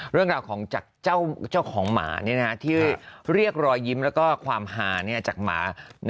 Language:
Thai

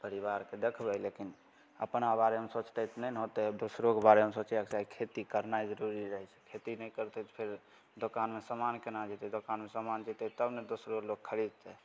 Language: Maithili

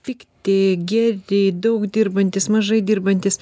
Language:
Lithuanian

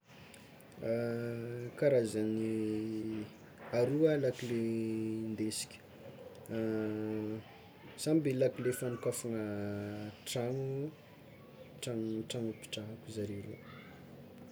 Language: Tsimihety Malagasy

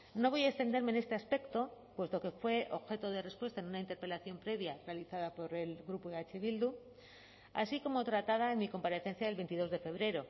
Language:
Spanish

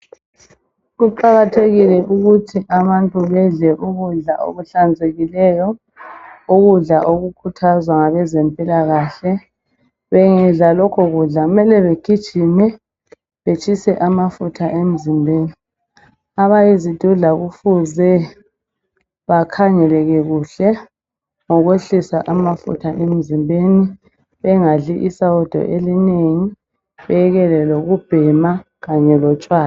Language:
North Ndebele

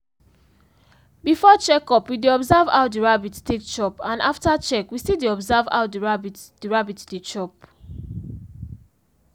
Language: Nigerian Pidgin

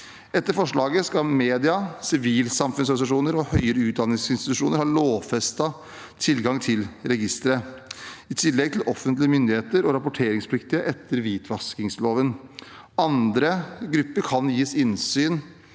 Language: Norwegian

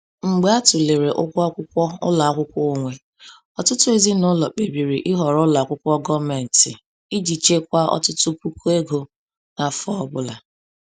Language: Igbo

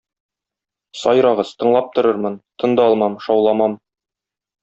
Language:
Tatar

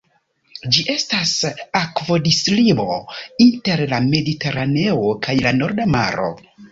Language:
Esperanto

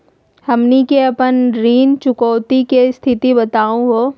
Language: Magahi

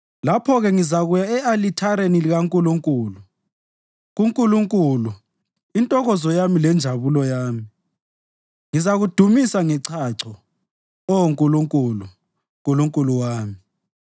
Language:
North Ndebele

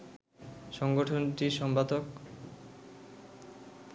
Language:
Bangla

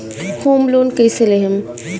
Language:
Bhojpuri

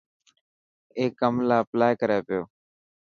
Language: Dhatki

